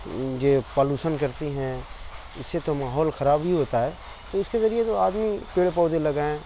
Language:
Urdu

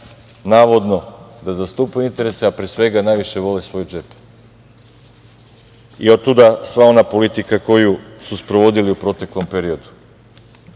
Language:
Serbian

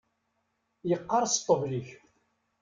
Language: Kabyle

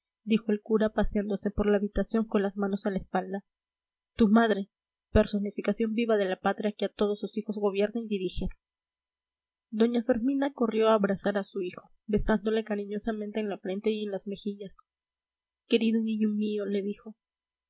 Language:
Spanish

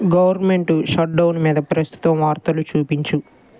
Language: Telugu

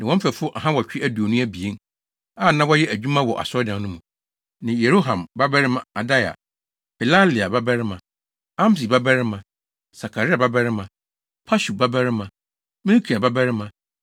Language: Akan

